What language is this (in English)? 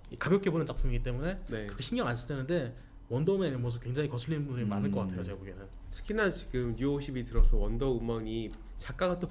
Korean